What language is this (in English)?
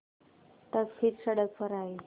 Hindi